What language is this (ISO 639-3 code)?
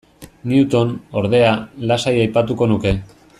eus